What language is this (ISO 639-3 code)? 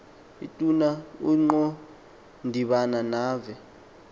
xho